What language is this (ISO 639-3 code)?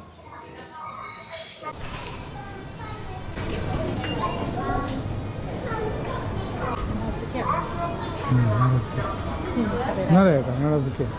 jpn